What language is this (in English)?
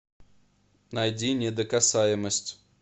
Russian